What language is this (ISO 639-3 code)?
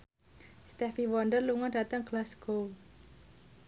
jav